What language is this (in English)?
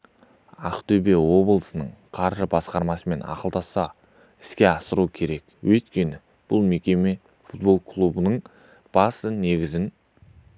Kazakh